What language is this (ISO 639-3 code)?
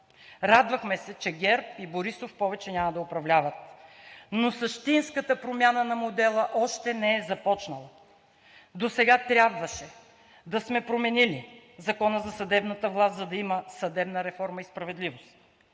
bul